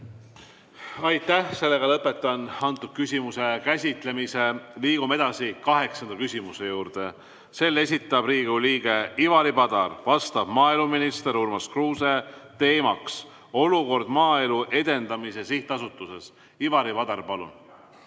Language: Estonian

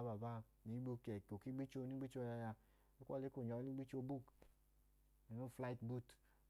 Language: Idoma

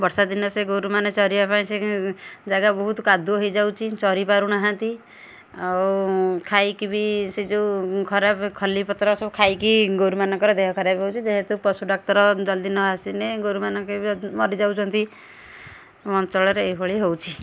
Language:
Odia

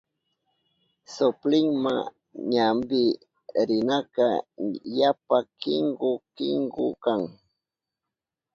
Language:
Southern Pastaza Quechua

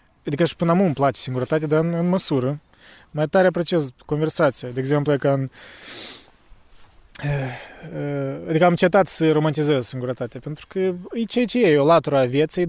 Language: Romanian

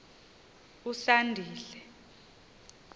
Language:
Xhosa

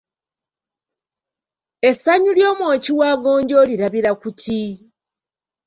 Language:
Ganda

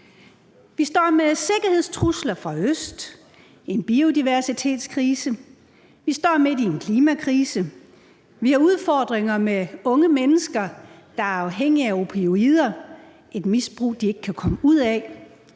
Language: Danish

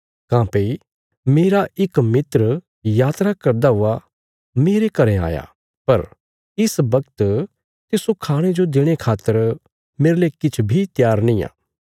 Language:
Bilaspuri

